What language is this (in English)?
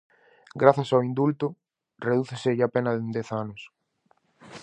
Galician